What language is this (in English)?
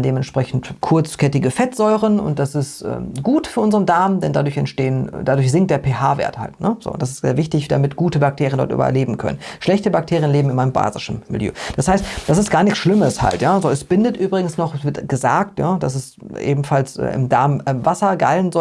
German